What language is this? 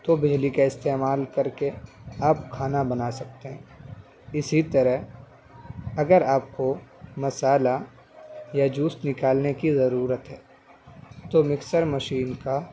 Urdu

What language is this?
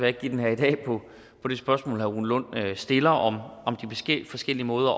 Danish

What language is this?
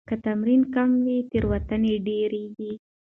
Pashto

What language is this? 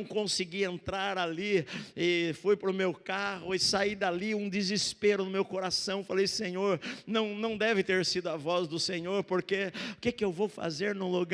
Portuguese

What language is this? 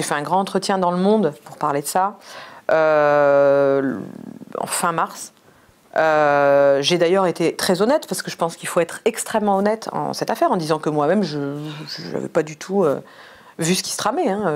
French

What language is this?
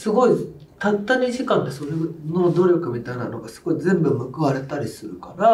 Japanese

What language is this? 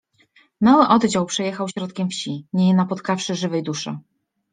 Polish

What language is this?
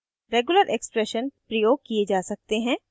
Hindi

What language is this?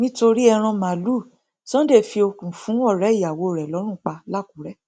Yoruba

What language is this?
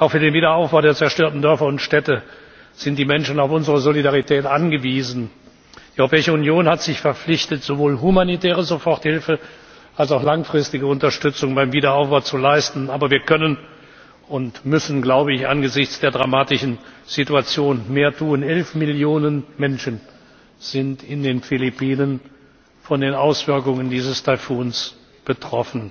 German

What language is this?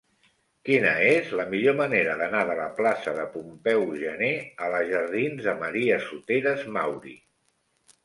Catalan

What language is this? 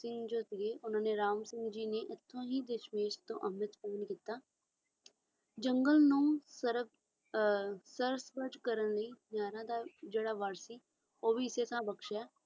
Punjabi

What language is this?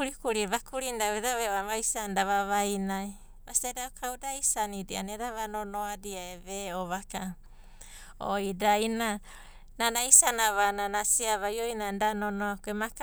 Abadi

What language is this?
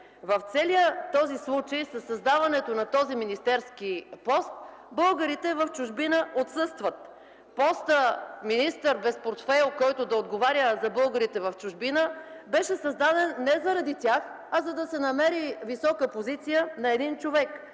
Bulgarian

